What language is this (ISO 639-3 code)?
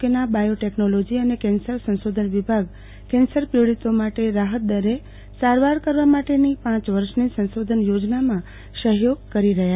guj